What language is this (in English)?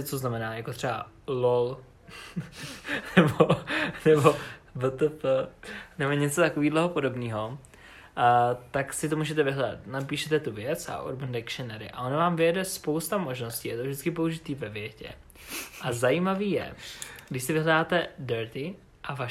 Czech